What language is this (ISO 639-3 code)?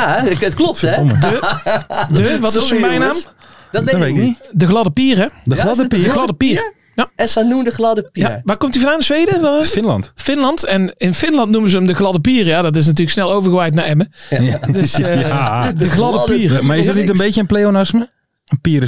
nld